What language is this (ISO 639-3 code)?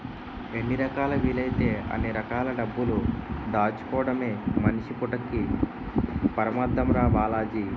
tel